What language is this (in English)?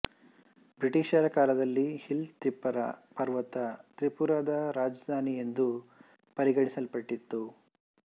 Kannada